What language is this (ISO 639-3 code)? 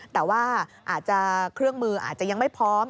tha